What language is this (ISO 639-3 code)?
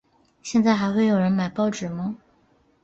zho